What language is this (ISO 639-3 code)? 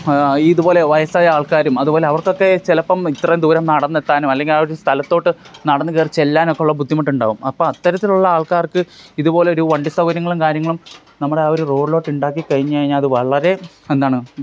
mal